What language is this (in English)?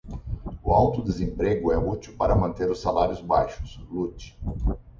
Portuguese